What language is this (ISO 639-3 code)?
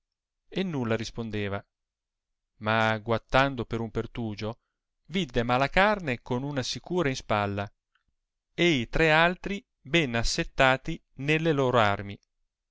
ita